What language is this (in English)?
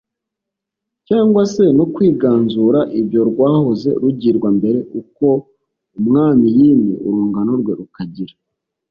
Kinyarwanda